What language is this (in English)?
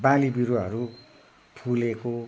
Nepali